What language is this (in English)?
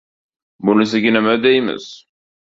Uzbek